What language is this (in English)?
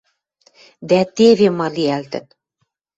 Western Mari